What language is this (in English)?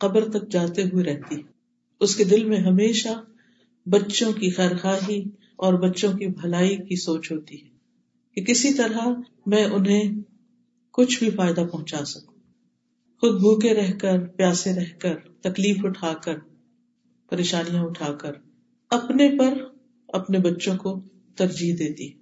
Urdu